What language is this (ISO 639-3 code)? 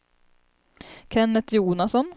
swe